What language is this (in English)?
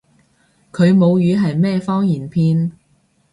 Cantonese